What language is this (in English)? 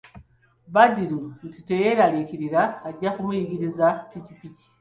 Ganda